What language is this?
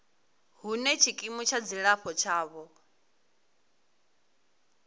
Venda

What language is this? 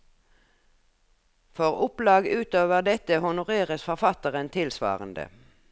Norwegian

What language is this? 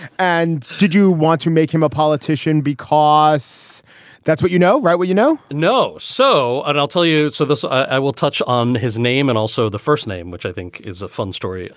English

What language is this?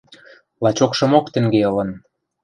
Western Mari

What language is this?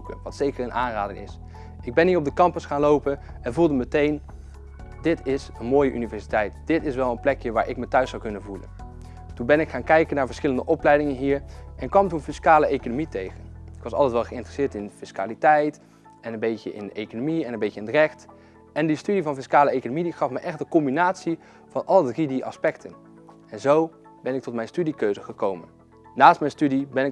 Dutch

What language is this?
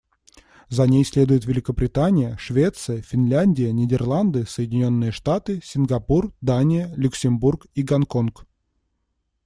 Russian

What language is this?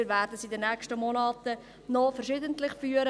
Swiss German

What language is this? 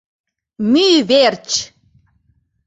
Mari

